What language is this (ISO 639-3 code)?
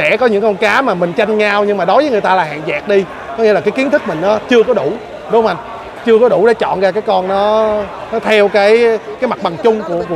vie